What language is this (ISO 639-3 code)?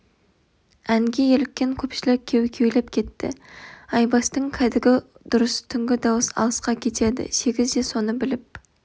kaz